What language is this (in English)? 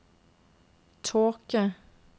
Norwegian